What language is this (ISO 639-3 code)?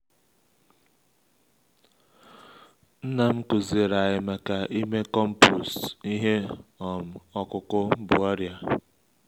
ibo